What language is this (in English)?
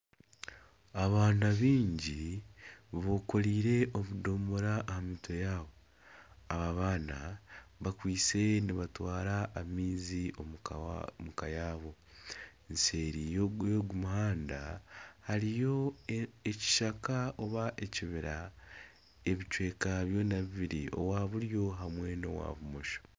Nyankole